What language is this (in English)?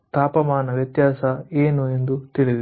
Kannada